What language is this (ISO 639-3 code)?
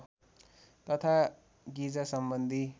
nep